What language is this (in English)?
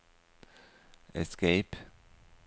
Norwegian